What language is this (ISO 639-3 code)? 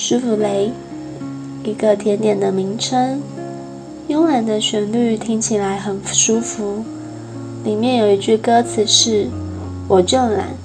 zho